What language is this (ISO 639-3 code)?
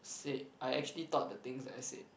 eng